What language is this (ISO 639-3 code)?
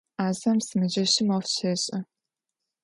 ady